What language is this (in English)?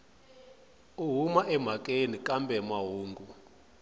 Tsonga